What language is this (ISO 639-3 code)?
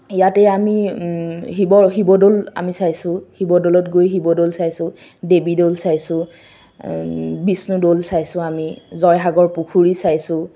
asm